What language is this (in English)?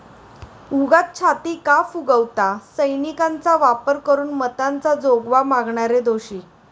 Marathi